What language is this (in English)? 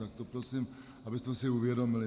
Czech